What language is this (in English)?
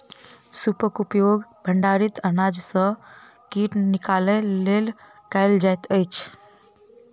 Maithili